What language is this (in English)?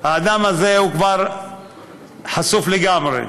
Hebrew